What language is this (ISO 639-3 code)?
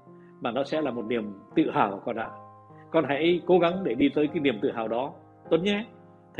vie